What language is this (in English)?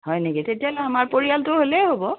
Assamese